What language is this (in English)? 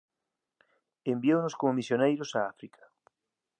Galician